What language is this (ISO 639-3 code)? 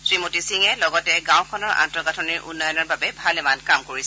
asm